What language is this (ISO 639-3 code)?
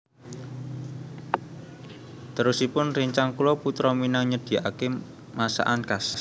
jav